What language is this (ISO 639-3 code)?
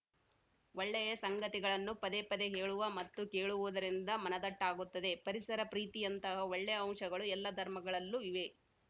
kan